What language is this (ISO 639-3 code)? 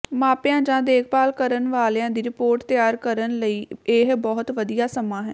pan